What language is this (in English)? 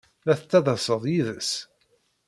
Kabyle